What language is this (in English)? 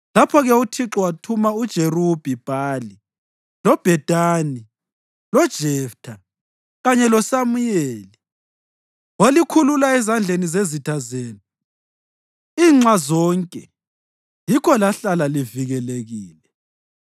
North Ndebele